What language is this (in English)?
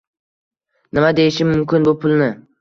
Uzbek